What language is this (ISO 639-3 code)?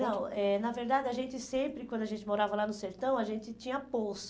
por